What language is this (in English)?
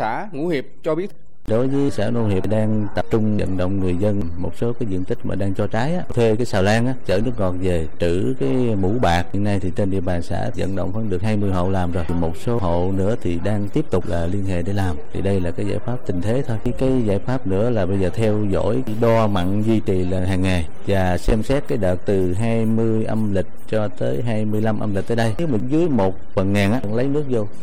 Vietnamese